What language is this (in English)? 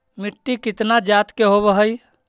Magahi